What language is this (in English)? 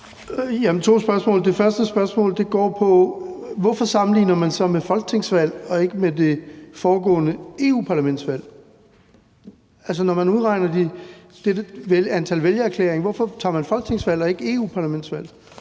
Danish